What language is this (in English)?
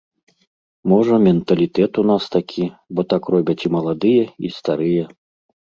Belarusian